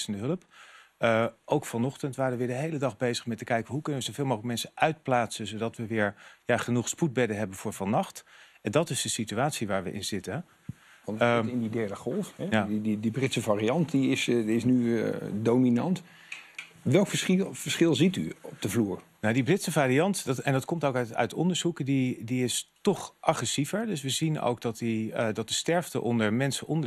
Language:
Dutch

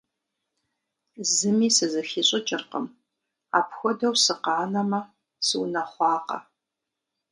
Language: Kabardian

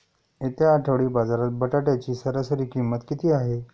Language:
Marathi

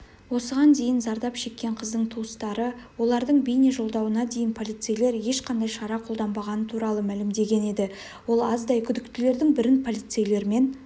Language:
Kazakh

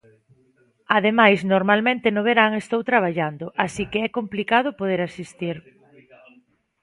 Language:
Galician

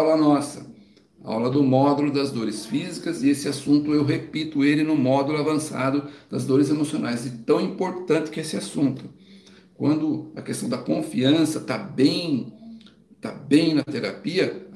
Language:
Portuguese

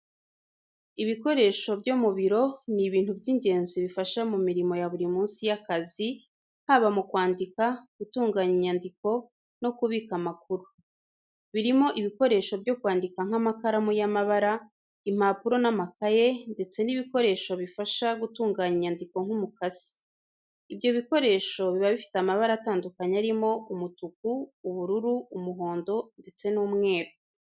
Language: Kinyarwanda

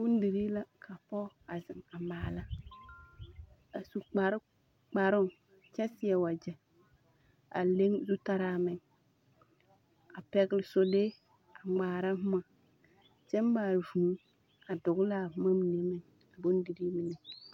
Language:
Southern Dagaare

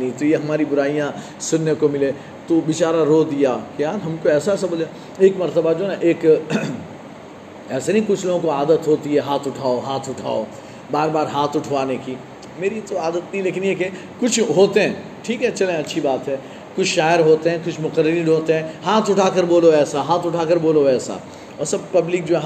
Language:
Urdu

